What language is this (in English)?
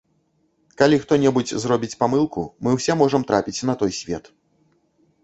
Belarusian